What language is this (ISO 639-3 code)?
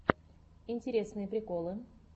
rus